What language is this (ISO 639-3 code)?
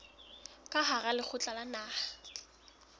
sot